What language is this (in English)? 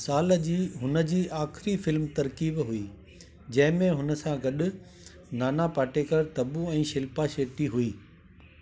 Sindhi